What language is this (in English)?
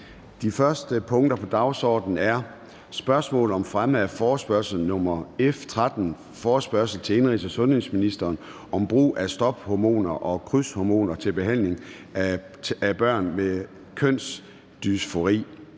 Danish